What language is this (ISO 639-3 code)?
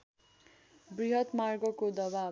nep